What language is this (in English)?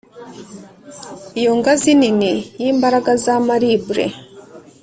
Kinyarwanda